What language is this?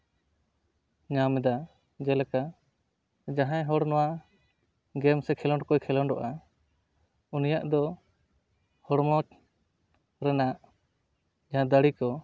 Santali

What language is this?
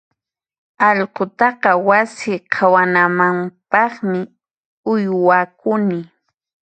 Puno Quechua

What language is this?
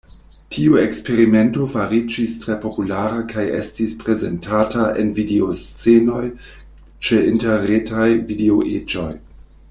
Esperanto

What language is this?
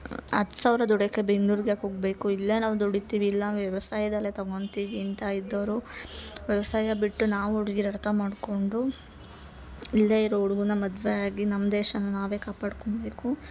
Kannada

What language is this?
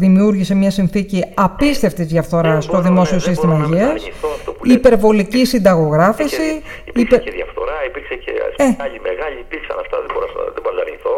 Greek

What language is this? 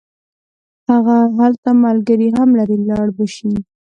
Pashto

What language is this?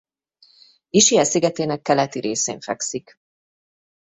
Hungarian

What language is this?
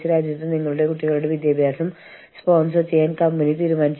Malayalam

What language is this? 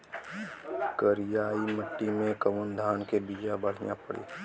Bhojpuri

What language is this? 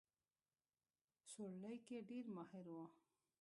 Pashto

